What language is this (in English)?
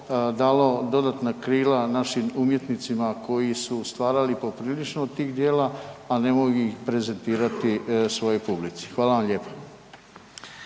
Croatian